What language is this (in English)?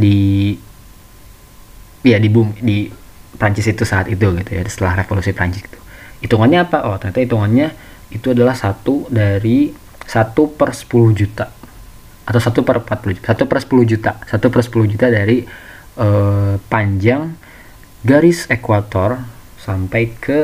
Indonesian